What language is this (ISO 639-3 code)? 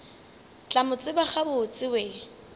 nso